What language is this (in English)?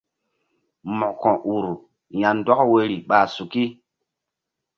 Mbum